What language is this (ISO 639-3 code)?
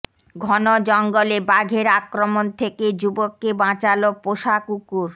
ben